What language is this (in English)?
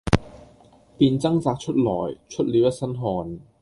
Cantonese